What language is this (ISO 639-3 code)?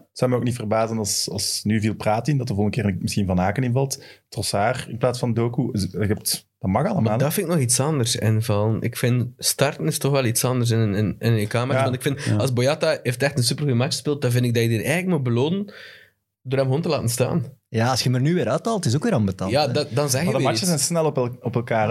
nld